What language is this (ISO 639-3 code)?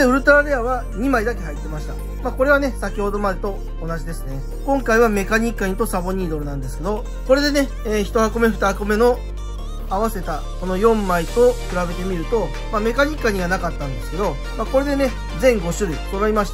jpn